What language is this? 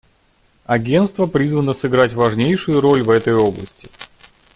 Russian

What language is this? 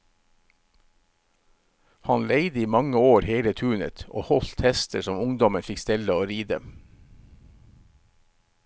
Norwegian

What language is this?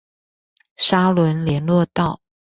Chinese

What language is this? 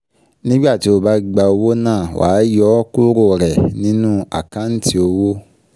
Yoruba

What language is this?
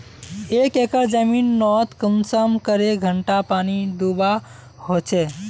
Magahi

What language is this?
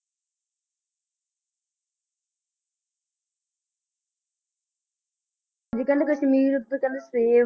Punjabi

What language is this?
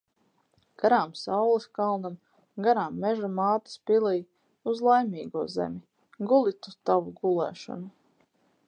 Latvian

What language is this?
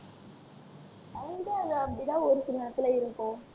Tamil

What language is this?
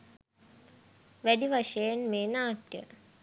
Sinhala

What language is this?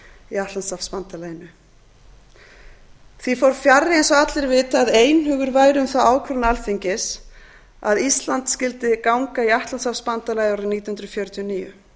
Icelandic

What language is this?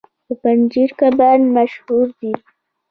Pashto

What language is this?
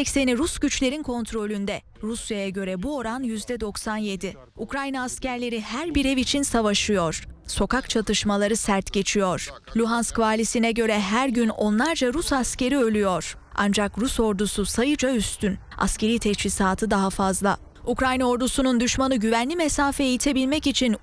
Turkish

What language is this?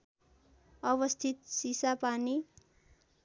Nepali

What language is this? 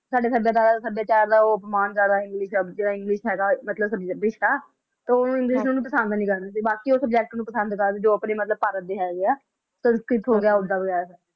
Punjabi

